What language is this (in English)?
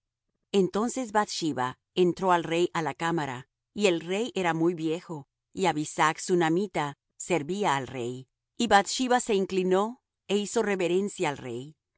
Spanish